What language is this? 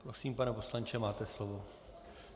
Czech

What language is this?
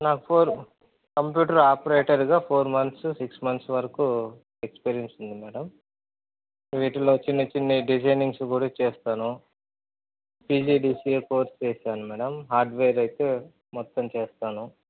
Telugu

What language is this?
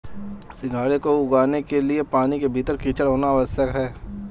Hindi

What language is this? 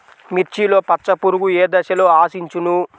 Telugu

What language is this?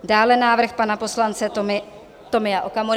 Czech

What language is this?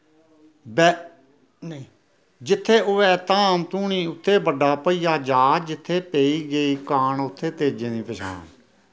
Dogri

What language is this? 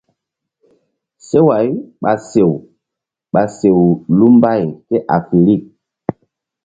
Mbum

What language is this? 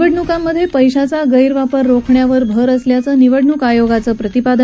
Marathi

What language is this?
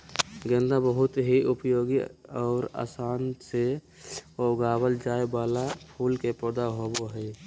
Magahi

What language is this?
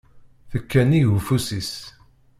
Kabyle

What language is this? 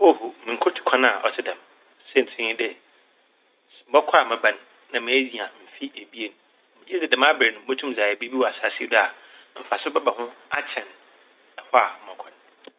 Akan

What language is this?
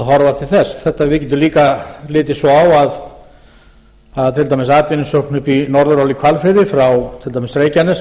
Icelandic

